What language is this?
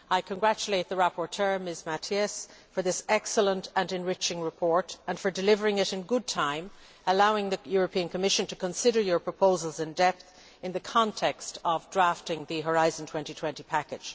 English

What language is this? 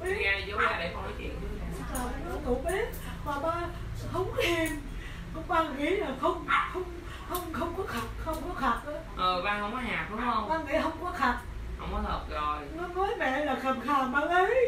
Vietnamese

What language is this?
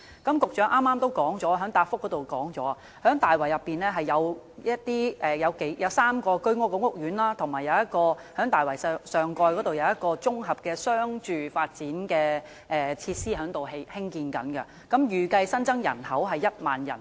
Cantonese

